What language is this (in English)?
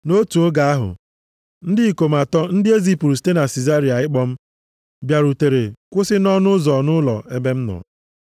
Igbo